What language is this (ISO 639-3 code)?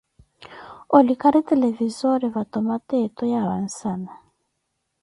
eko